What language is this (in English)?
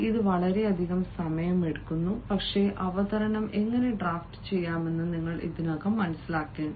Malayalam